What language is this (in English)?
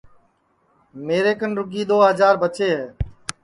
Sansi